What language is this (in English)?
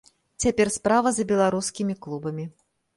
Belarusian